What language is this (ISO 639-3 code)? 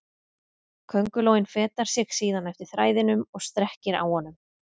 isl